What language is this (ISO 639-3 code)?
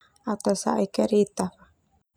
twu